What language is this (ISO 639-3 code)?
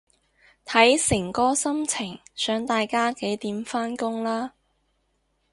yue